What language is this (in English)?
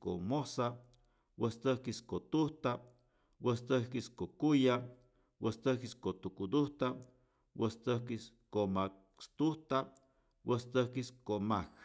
Rayón Zoque